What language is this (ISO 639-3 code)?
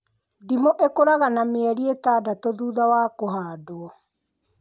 kik